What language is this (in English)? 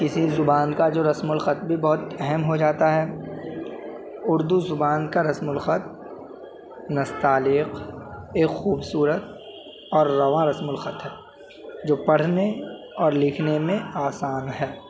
Urdu